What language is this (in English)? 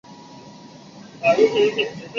Chinese